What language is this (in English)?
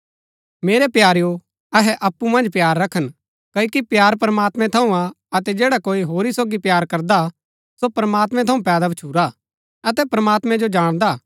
Gaddi